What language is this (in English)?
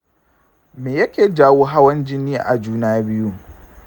Hausa